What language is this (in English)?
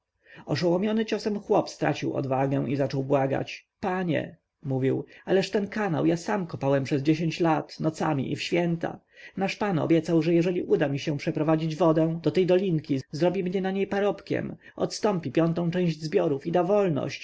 Polish